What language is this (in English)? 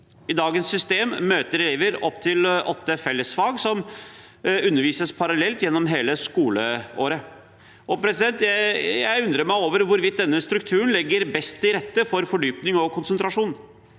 Norwegian